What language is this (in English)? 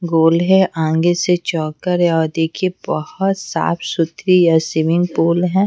Hindi